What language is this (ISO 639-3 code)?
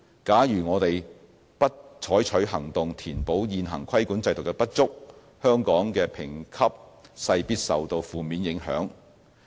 yue